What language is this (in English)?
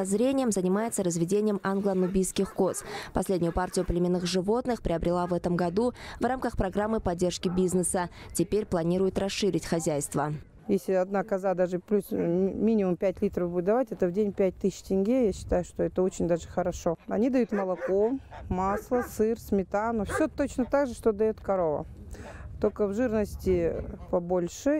Russian